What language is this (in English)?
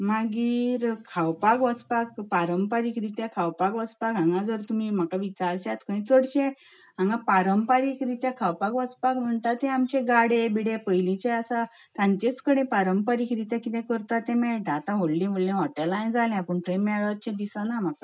Konkani